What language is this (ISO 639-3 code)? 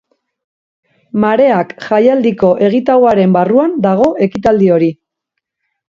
eus